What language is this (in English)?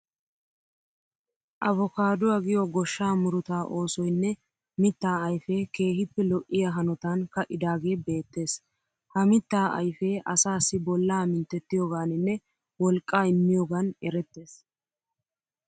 Wolaytta